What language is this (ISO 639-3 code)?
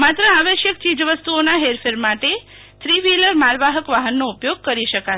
guj